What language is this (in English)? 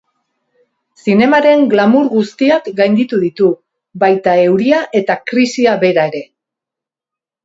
Basque